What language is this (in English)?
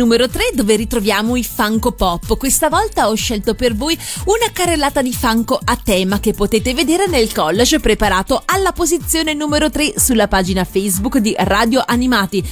Italian